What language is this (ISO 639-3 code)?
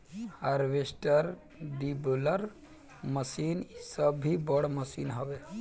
bho